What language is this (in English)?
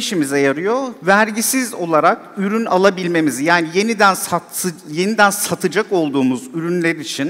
Turkish